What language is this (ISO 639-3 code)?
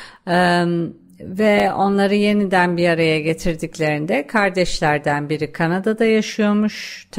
tur